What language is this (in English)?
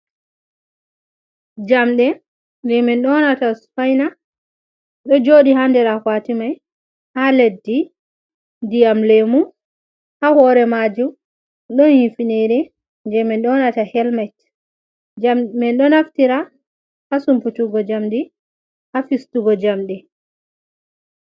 Fula